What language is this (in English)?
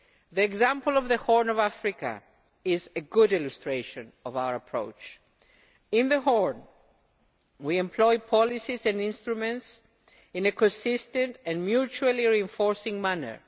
English